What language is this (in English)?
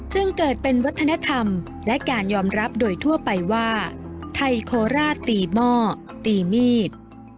Thai